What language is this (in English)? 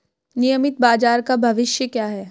Hindi